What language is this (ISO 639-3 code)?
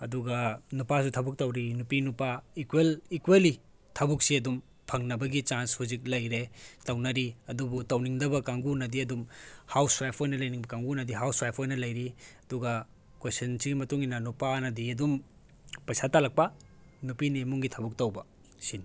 mni